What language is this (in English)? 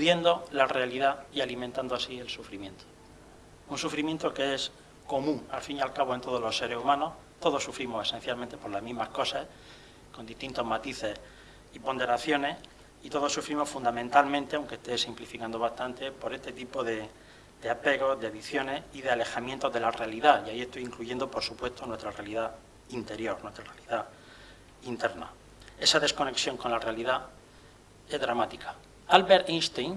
Spanish